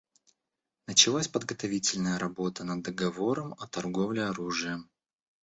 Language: Russian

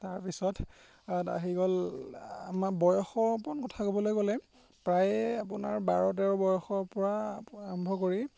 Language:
Assamese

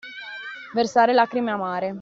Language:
Italian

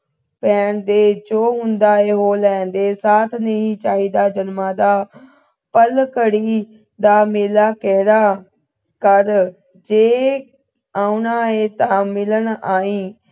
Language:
Punjabi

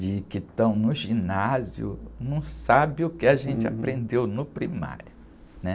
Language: Portuguese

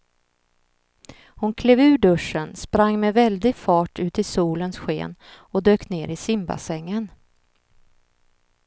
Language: Swedish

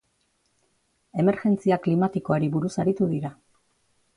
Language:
Basque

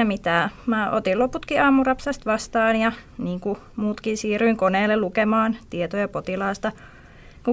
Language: Finnish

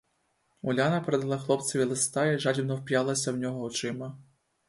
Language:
Ukrainian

